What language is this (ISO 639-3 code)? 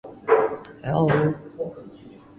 jpn